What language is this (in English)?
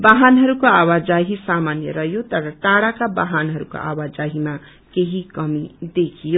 Nepali